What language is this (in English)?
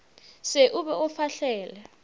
Northern Sotho